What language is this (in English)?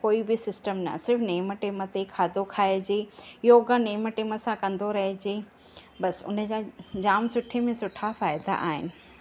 Sindhi